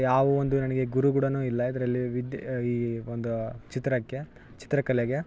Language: Kannada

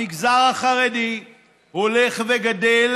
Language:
Hebrew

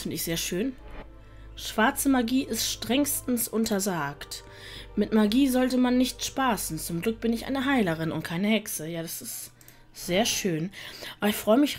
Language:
German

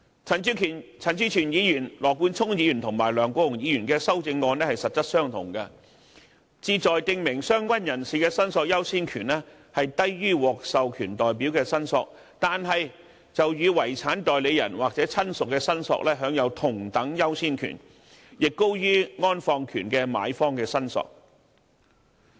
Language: Cantonese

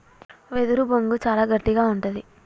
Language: Telugu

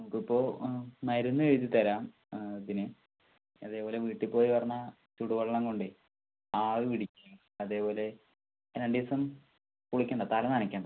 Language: Malayalam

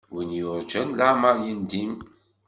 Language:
Kabyle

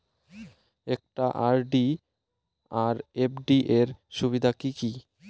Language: Bangla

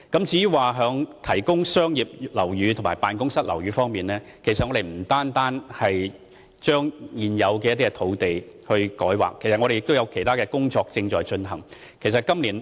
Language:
Cantonese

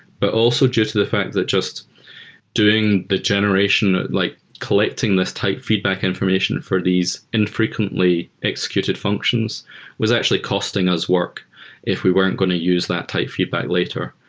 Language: English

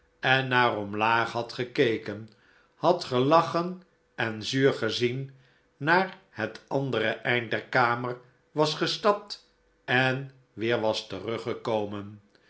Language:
Dutch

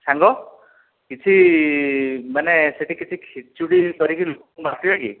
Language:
Odia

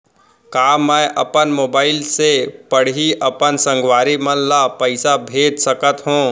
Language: Chhattisgarhi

